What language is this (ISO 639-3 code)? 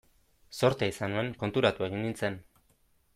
eus